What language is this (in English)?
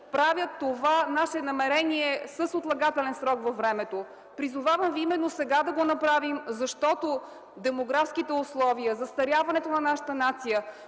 Bulgarian